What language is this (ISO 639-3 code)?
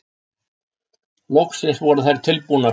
isl